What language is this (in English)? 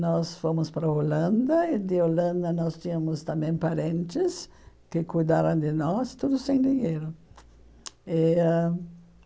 Portuguese